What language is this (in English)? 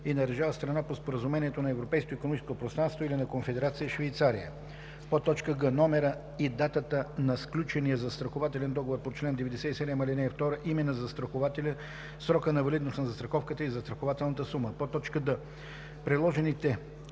Bulgarian